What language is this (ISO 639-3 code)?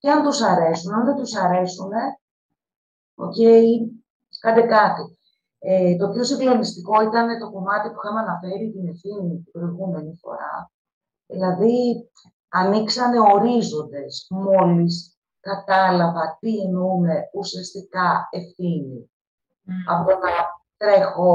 ell